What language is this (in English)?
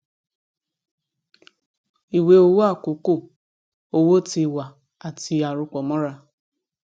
Yoruba